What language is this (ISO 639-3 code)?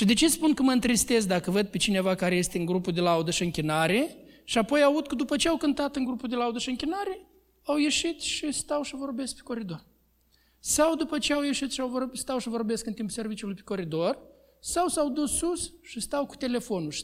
ron